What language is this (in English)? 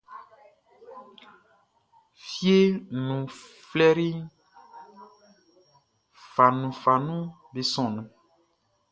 Baoulé